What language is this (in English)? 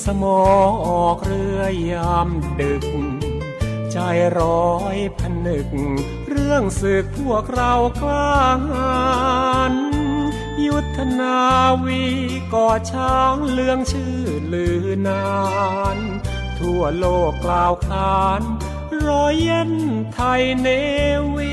Thai